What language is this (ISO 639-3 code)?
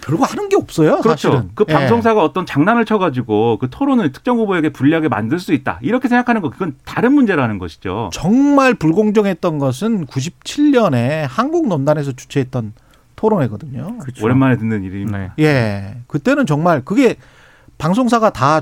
kor